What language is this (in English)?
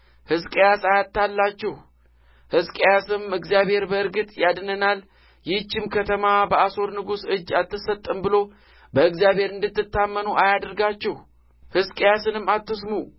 Amharic